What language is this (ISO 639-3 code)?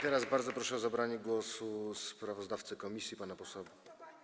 pol